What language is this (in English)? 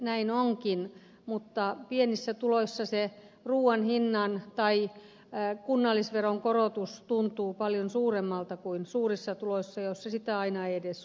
Finnish